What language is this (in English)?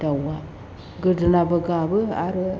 Bodo